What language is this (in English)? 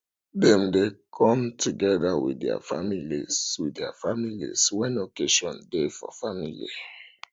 Nigerian Pidgin